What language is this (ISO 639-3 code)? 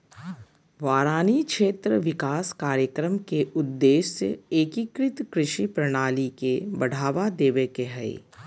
mag